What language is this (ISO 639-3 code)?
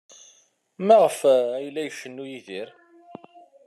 kab